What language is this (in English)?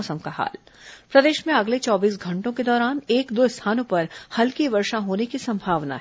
Hindi